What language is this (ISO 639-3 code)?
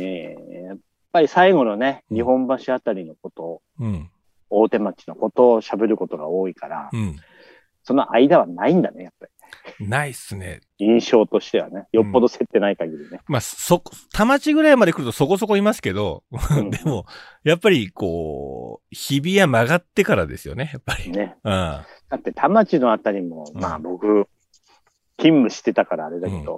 jpn